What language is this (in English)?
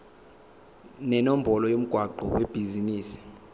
Zulu